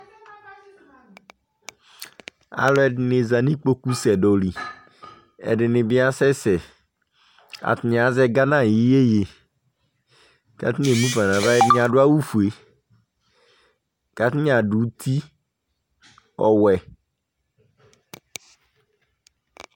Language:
Ikposo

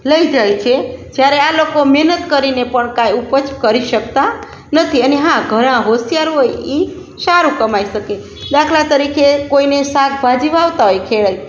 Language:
Gujarati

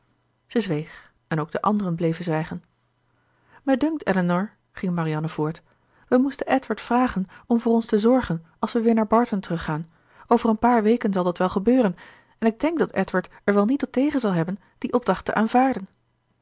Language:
Dutch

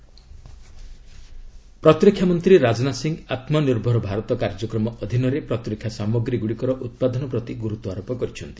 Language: Odia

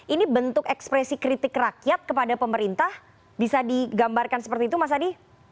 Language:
Indonesian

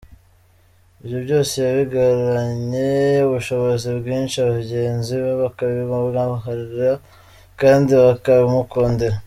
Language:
Kinyarwanda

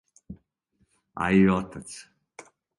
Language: Serbian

